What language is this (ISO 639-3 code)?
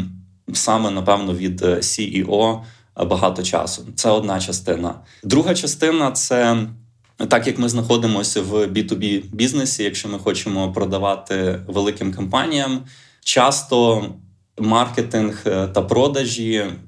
ukr